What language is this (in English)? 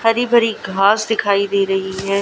Hindi